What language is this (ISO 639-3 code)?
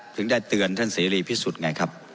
tha